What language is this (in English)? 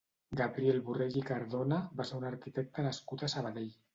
Catalan